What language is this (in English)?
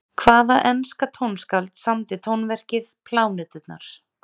Icelandic